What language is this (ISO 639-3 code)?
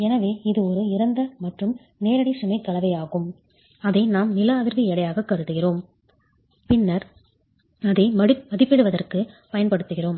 tam